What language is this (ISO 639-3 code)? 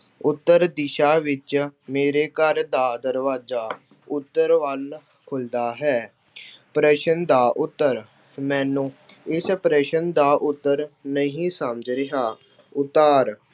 pan